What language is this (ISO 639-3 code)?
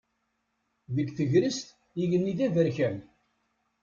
kab